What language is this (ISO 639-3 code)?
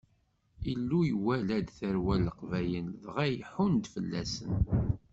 kab